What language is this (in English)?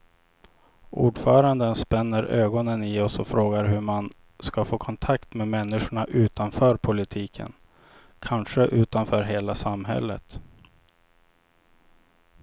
Swedish